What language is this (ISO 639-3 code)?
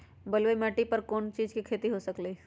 mag